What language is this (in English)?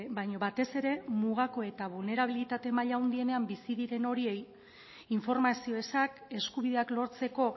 Basque